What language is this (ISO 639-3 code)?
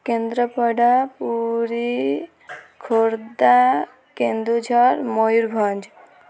ori